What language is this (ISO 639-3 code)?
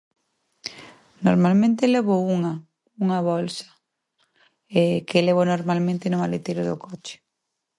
glg